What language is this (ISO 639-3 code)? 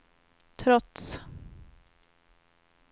swe